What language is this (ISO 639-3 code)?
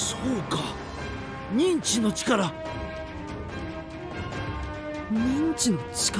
jpn